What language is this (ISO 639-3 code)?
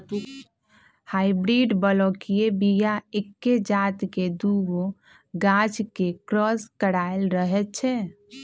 mag